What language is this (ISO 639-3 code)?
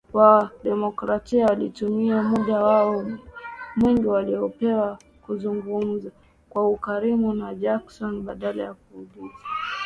swa